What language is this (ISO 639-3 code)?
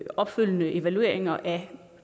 dan